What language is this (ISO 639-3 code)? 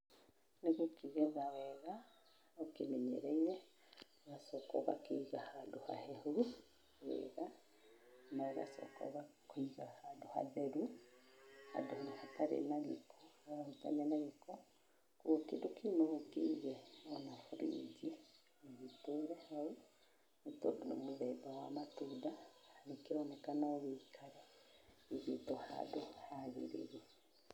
kik